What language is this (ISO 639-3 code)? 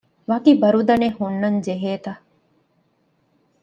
div